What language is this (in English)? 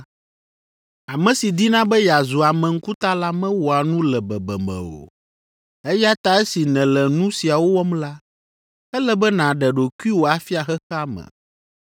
Ewe